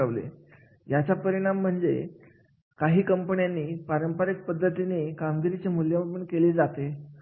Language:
Marathi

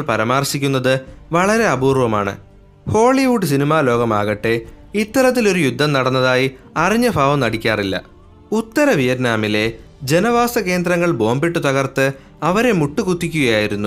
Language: Malayalam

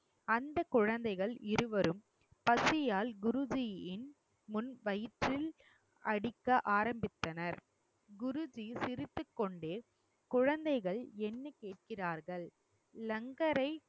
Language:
Tamil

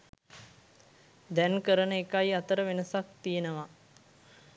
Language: Sinhala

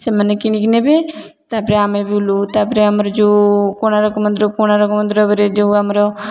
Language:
Odia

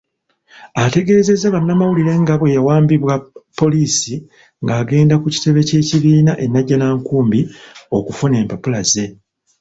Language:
Ganda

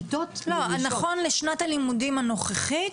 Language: Hebrew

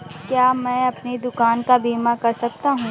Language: Hindi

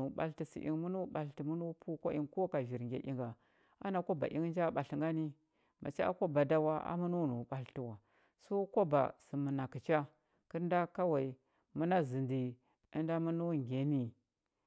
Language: Huba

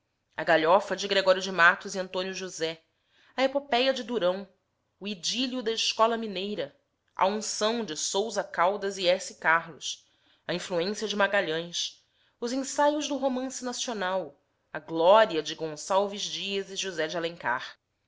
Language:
Portuguese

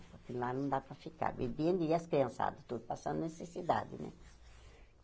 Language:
Portuguese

